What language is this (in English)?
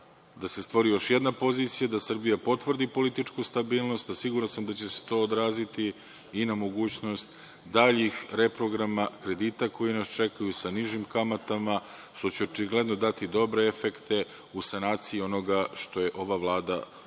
Serbian